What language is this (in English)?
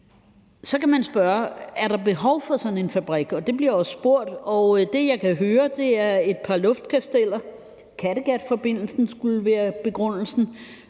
Danish